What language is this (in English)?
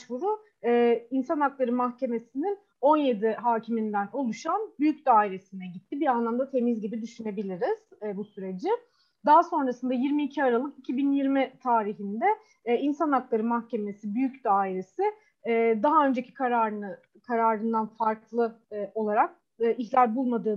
Turkish